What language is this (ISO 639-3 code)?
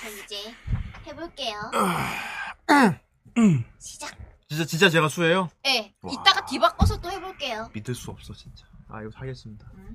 kor